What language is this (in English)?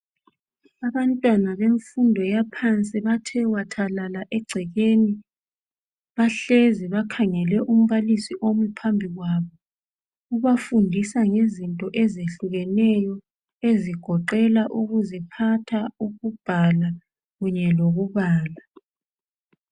North Ndebele